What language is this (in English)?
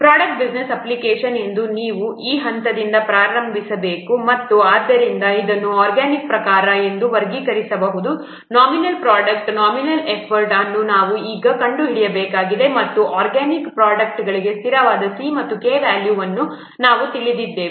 Kannada